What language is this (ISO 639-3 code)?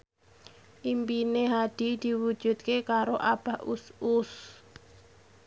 jav